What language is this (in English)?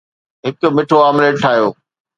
Sindhi